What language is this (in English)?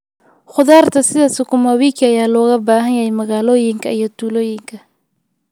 Somali